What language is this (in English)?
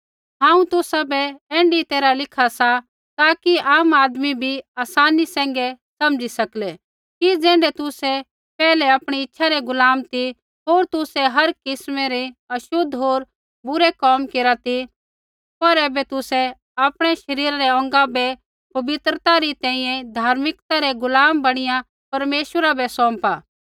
Kullu Pahari